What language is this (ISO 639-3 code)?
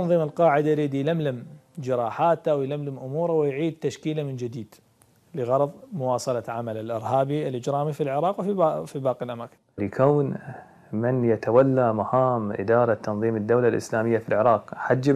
ara